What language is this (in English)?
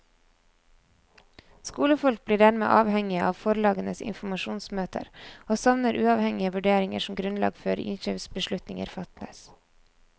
Norwegian